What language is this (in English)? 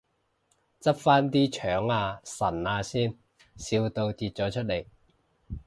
Cantonese